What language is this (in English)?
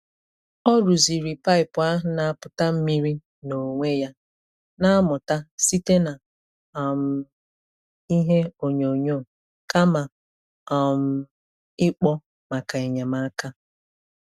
Igbo